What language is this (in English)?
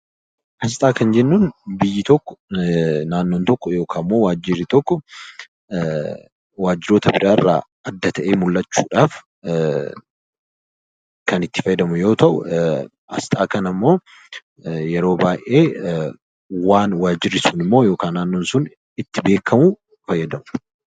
Oromo